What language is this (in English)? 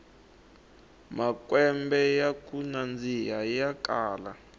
Tsonga